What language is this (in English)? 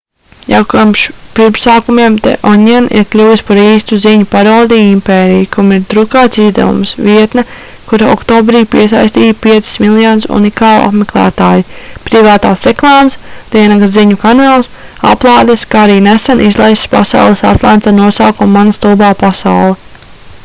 Latvian